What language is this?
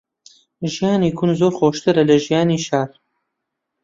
Central Kurdish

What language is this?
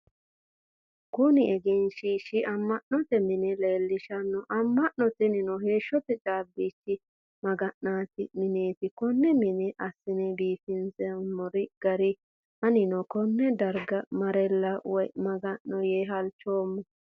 Sidamo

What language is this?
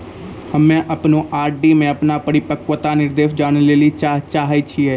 Maithili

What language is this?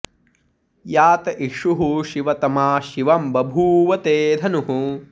Sanskrit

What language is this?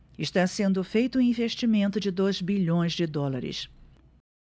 Portuguese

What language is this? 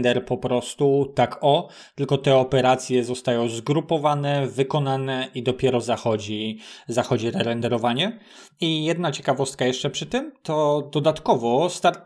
Polish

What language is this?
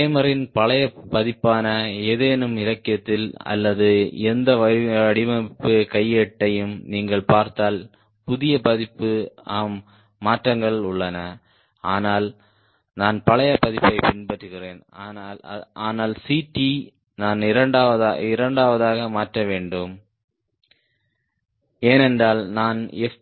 Tamil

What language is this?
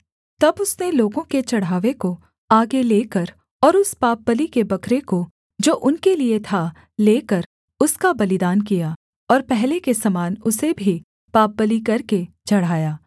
Hindi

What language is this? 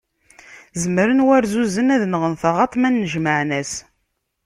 Kabyle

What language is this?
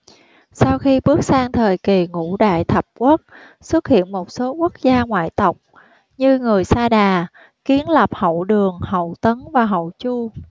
Vietnamese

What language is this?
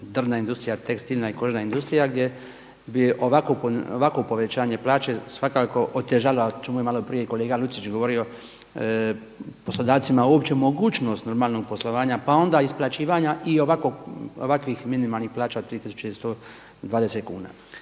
Croatian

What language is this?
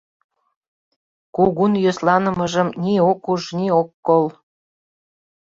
Mari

